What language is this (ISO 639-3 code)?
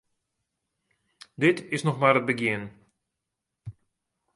fry